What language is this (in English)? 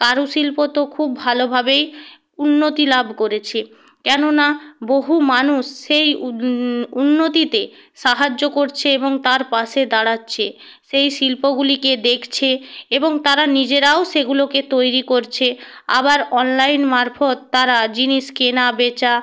Bangla